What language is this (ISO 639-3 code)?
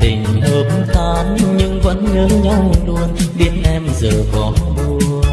vie